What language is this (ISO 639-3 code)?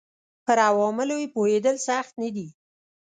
pus